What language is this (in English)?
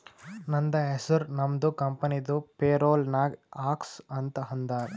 Kannada